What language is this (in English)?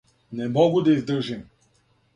Serbian